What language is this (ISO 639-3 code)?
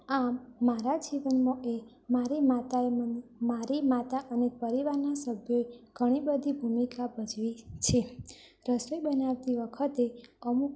guj